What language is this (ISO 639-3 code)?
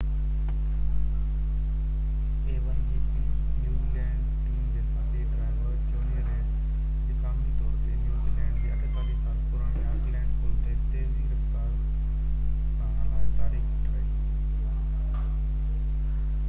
snd